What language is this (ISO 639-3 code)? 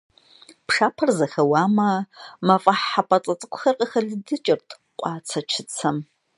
kbd